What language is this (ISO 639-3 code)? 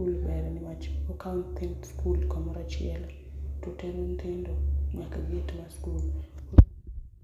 luo